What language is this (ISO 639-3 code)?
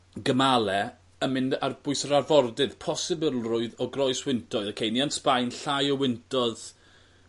cym